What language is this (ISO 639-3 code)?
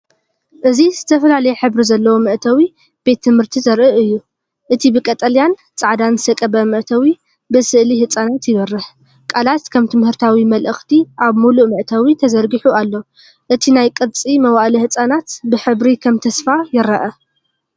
tir